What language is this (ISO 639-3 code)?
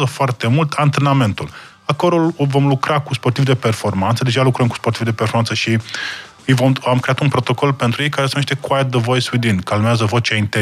ron